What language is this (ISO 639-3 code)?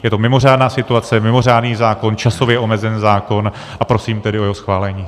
ces